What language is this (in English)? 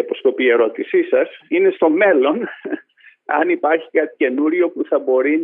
Greek